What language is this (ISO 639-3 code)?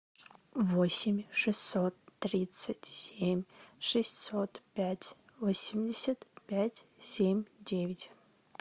rus